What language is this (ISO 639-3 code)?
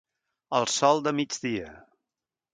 cat